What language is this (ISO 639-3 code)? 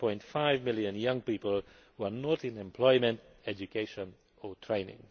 eng